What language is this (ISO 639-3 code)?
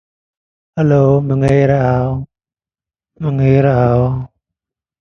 tha